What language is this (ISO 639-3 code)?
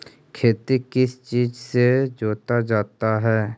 mag